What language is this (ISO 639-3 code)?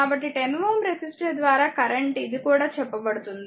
tel